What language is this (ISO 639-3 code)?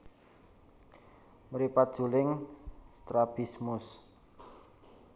jav